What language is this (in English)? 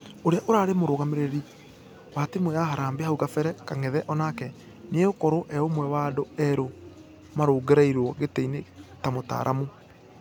Kikuyu